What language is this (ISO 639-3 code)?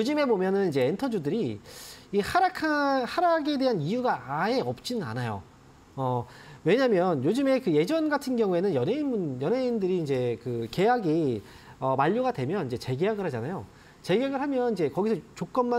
kor